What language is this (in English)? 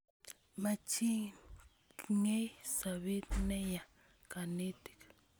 Kalenjin